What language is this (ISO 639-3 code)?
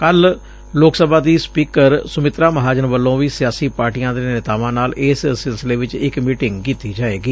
pan